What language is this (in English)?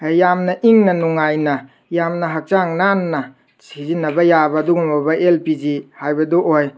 Manipuri